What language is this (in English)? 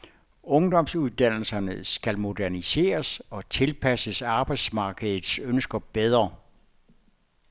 Danish